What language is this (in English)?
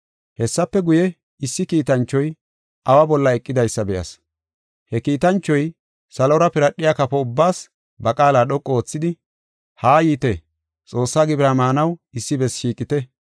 Gofa